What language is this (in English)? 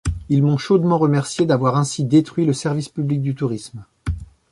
French